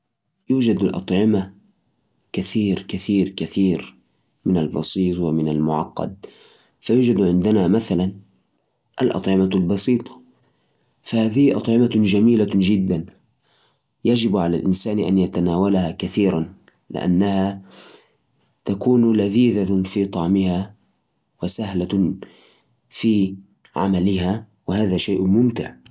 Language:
Najdi Arabic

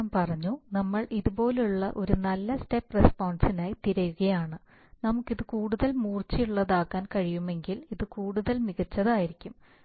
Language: Malayalam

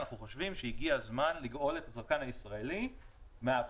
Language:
Hebrew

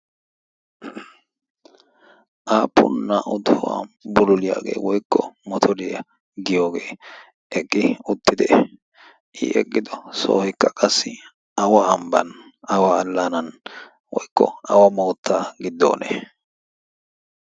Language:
Wolaytta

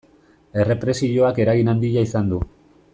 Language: Basque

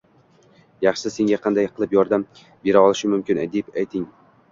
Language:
Uzbek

